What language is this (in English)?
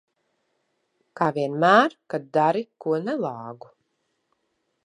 Latvian